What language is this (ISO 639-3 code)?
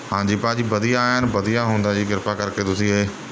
pan